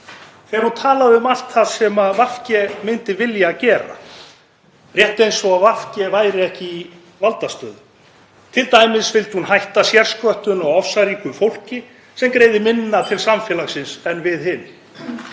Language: Icelandic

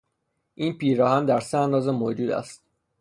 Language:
Persian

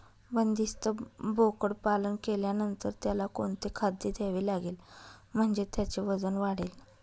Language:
Marathi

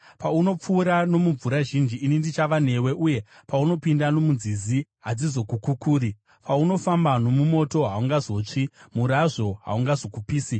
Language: Shona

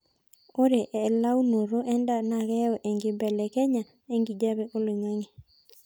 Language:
Masai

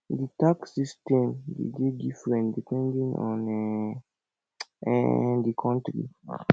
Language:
Nigerian Pidgin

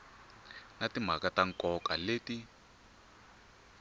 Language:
Tsonga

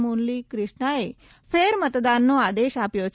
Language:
Gujarati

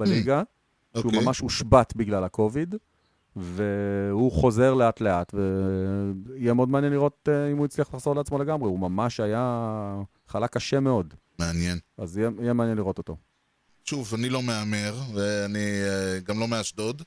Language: Hebrew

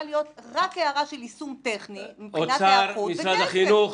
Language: Hebrew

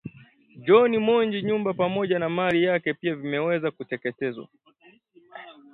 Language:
Swahili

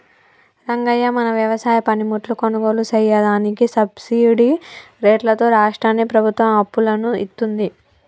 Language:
Telugu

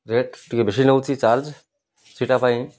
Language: Odia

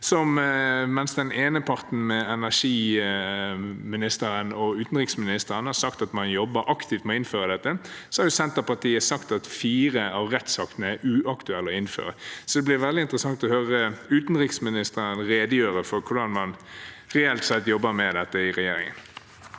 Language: Norwegian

